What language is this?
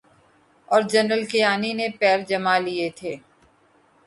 Urdu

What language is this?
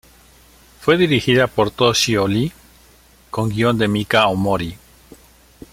Spanish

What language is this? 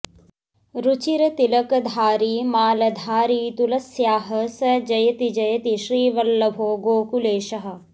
Sanskrit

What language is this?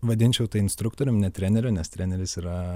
Lithuanian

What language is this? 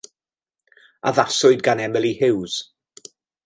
Welsh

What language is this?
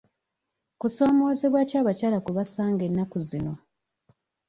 Ganda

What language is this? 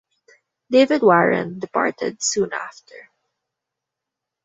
English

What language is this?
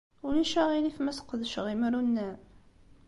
Kabyle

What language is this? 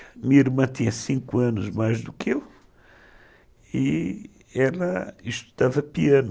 Portuguese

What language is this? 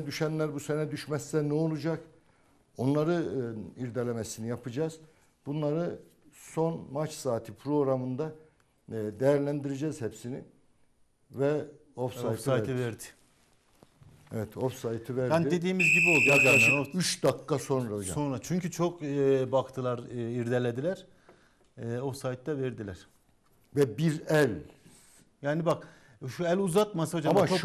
Turkish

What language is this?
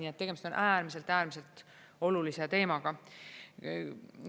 Estonian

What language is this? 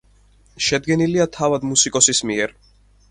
Georgian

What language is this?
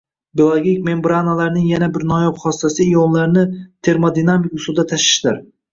Uzbek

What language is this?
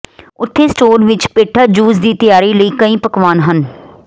Punjabi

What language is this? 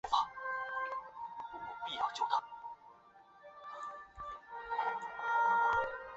Chinese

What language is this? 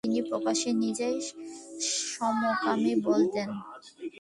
Bangla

